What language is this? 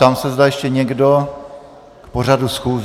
Czech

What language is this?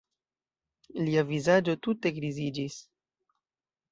Esperanto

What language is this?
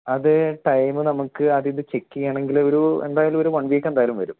Malayalam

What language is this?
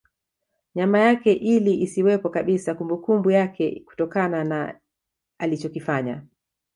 Swahili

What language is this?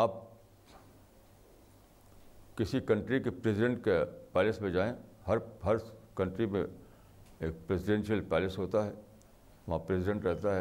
Urdu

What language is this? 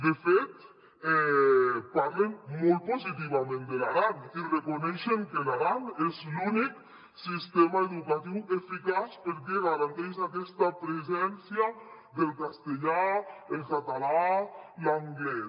Catalan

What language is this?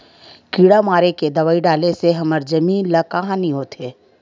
Chhattisgarhi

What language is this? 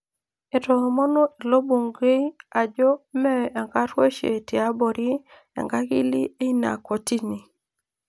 Masai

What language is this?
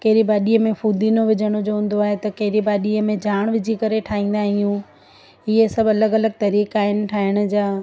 Sindhi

